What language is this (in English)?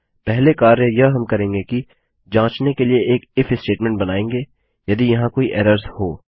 Hindi